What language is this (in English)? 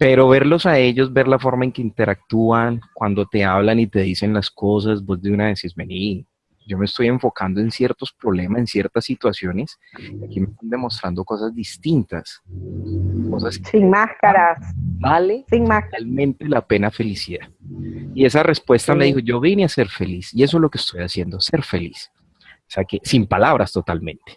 Spanish